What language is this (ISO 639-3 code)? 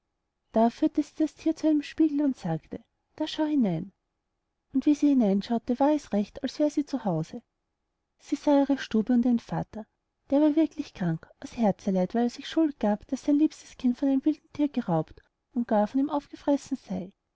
deu